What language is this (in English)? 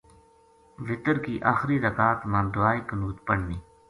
Gujari